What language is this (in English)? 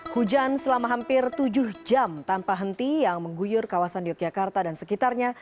Indonesian